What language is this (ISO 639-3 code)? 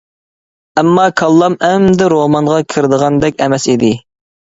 uig